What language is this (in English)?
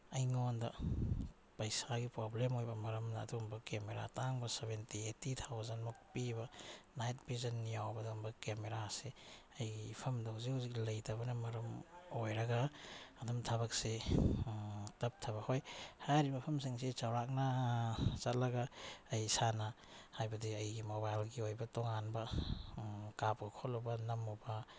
Manipuri